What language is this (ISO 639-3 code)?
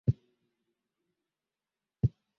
swa